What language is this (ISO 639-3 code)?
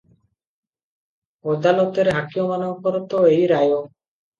ori